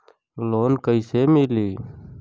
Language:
Bhojpuri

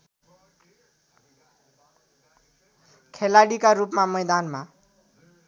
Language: Nepali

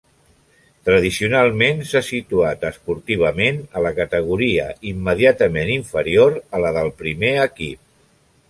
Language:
Catalan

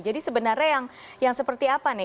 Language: Indonesian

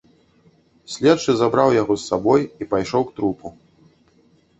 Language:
Belarusian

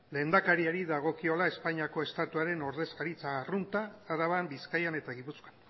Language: Basque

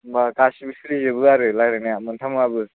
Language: Bodo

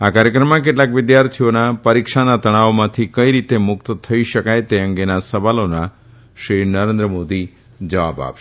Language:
Gujarati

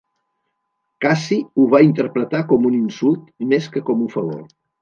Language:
Catalan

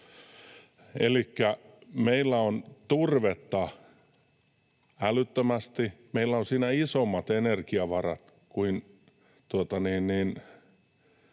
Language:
Finnish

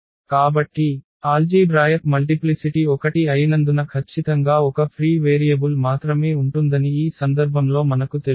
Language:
Telugu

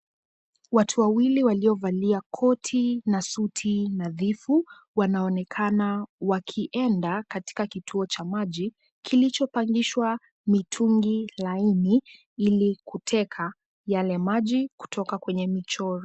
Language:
Swahili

